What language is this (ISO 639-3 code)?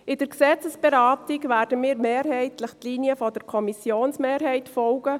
gsw